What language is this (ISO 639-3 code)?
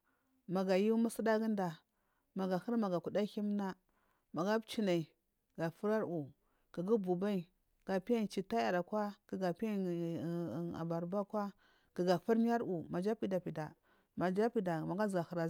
mfm